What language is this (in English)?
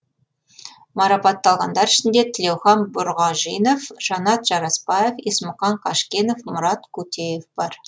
Kazakh